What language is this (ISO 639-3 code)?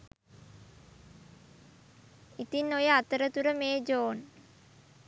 sin